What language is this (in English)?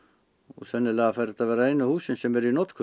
Icelandic